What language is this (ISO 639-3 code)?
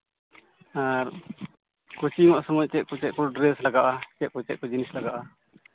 sat